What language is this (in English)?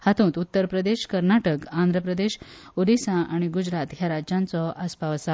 Konkani